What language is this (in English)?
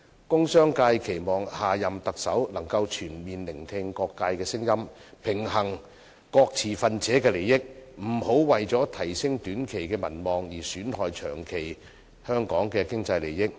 Cantonese